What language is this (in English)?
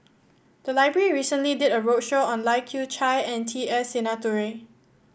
English